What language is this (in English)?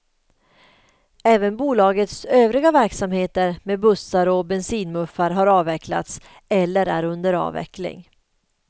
Swedish